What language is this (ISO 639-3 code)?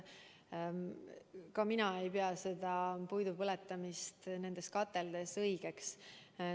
est